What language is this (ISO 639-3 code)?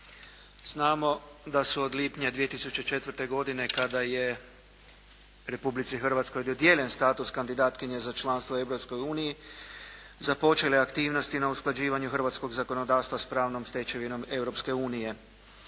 hrv